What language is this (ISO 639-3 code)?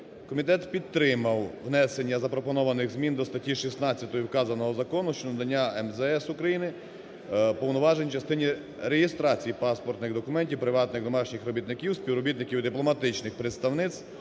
ukr